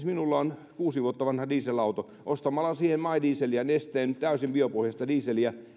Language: Finnish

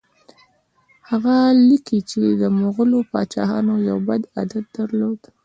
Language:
Pashto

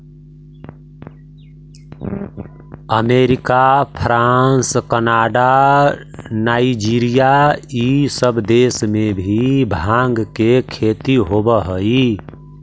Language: Magahi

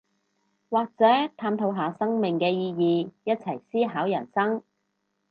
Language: Cantonese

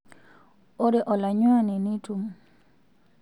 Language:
Masai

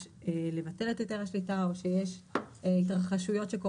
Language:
Hebrew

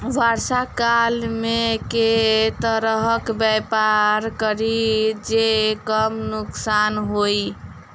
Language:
Maithili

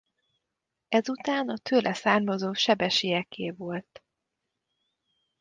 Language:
Hungarian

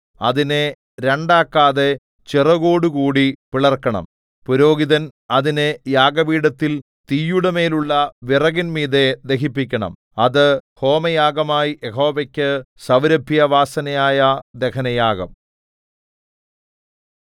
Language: Malayalam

